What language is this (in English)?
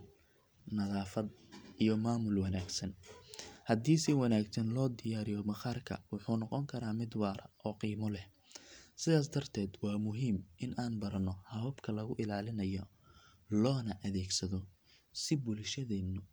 Somali